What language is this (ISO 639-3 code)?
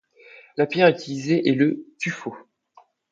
fra